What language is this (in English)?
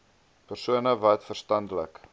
Afrikaans